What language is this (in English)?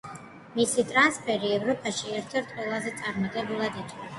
Georgian